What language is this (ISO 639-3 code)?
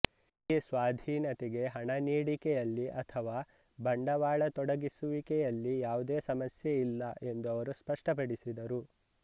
kan